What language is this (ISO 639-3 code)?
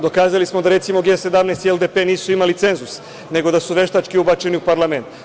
srp